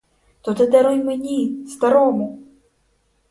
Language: Ukrainian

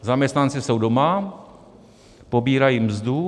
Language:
Czech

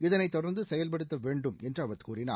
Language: Tamil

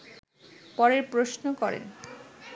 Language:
Bangla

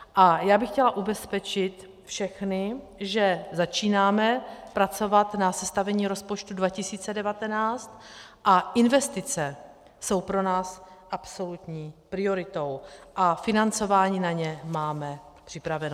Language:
Czech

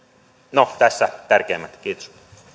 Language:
Finnish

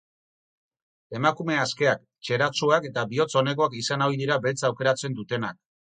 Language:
Basque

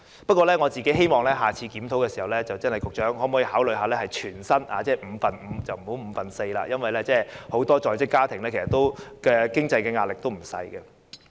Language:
Cantonese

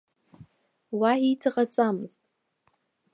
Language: Abkhazian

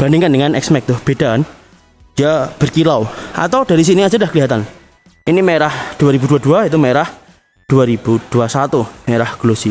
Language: Indonesian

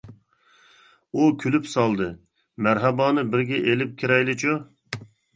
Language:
Uyghur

